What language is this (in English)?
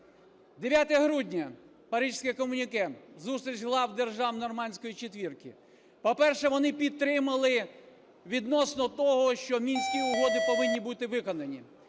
Ukrainian